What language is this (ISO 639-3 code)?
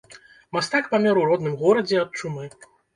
bel